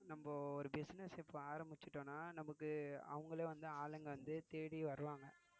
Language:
Tamil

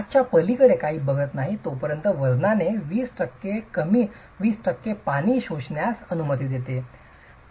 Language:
Marathi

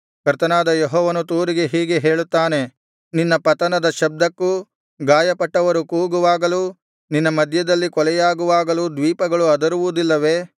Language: Kannada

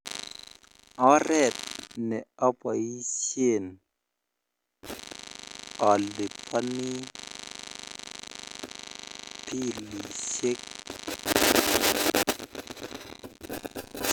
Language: Kalenjin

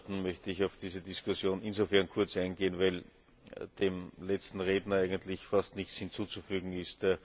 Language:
German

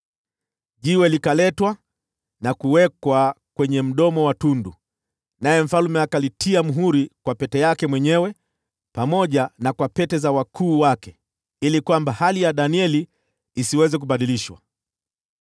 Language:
Swahili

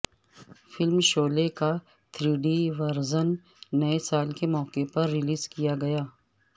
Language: Urdu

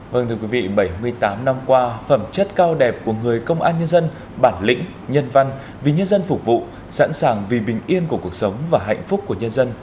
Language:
Vietnamese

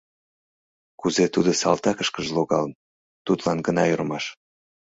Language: Mari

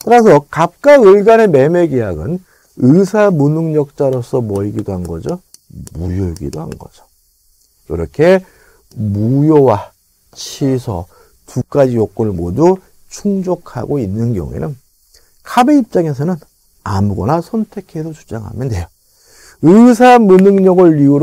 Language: Korean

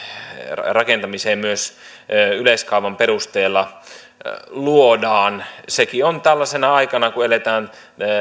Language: Finnish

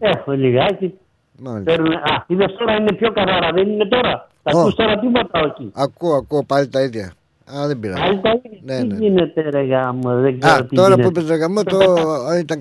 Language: Greek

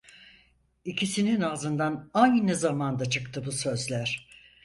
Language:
Turkish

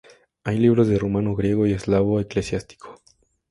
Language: Spanish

